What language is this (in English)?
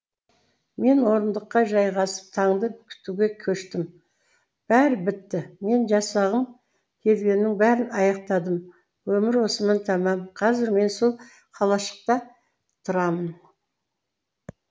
Kazakh